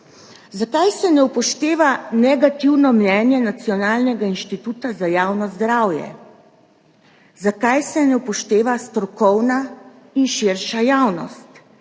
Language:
Slovenian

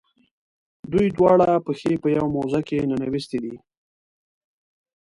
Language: Pashto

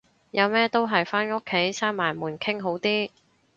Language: Cantonese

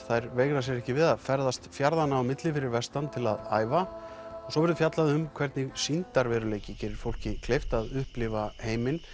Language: Icelandic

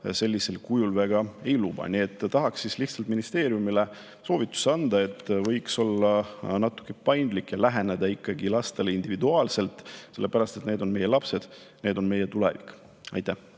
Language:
Estonian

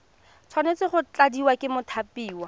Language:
Tswana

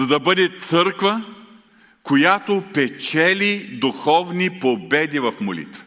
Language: Bulgarian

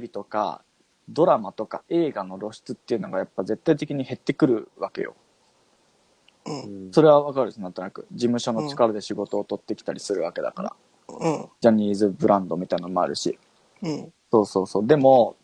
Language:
Japanese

